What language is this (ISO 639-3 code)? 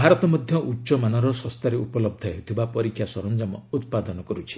ori